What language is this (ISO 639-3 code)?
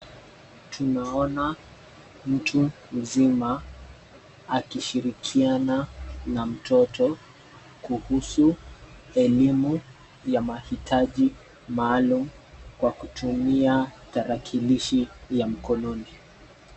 swa